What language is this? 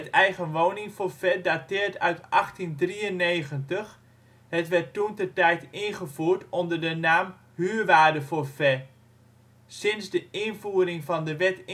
Dutch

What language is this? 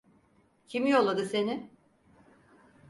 Turkish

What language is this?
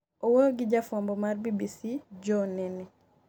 Luo (Kenya and Tanzania)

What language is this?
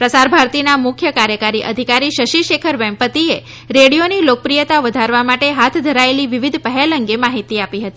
Gujarati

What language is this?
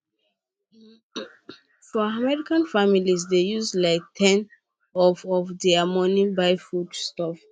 Nigerian Pidgin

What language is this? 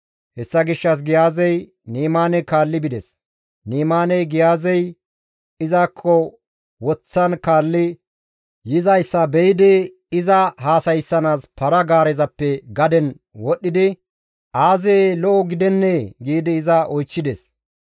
Gamo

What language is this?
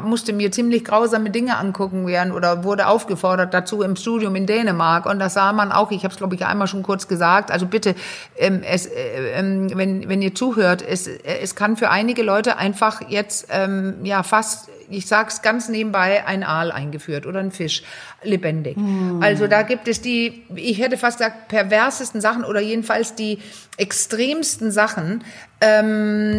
German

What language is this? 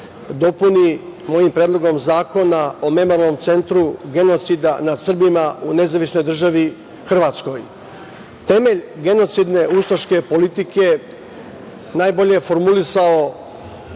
Serbian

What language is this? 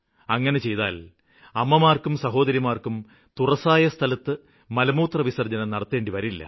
Malayalam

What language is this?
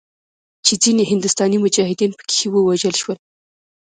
Pashto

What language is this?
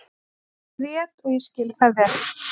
Icelandic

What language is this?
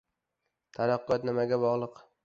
Uzbek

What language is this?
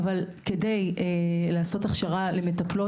Hebrew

